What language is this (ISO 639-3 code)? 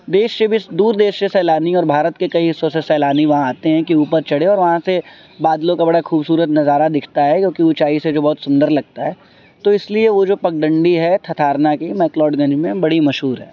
urd